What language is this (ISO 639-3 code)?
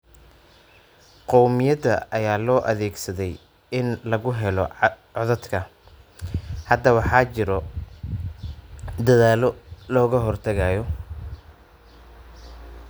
som